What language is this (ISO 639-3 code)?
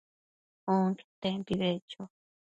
mcf